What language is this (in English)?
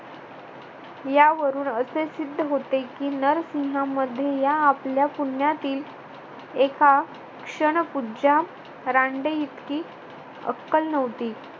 Marathi